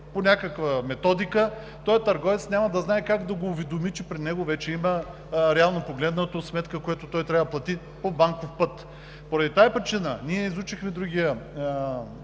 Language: Bulgarian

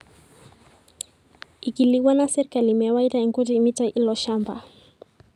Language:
Masai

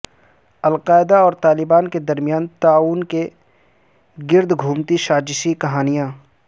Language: Urdu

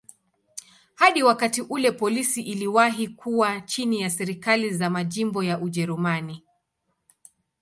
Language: Swahili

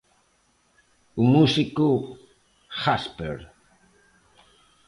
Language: Galician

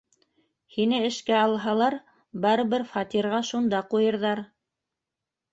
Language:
Bashkir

